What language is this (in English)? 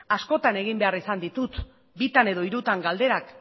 Basque